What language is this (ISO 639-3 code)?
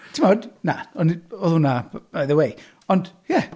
cym